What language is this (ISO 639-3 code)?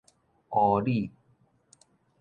nan